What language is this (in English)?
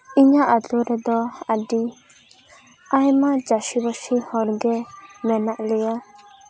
Santali